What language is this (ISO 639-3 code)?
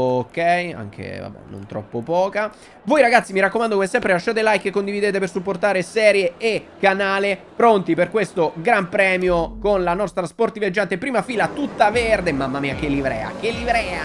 ita